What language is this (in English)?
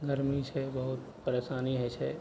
Maithili